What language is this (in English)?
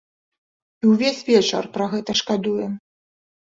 Belarusian